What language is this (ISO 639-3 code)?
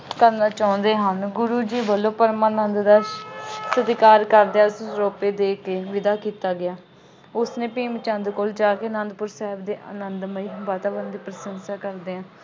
pan